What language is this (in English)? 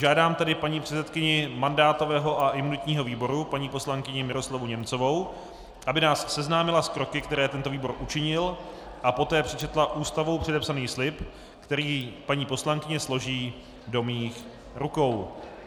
Czech